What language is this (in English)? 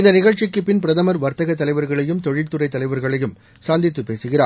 Tamil